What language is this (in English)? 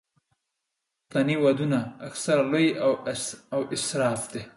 Pashto